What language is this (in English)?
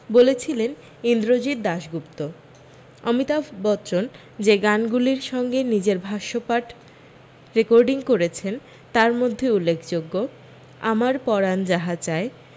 Bangla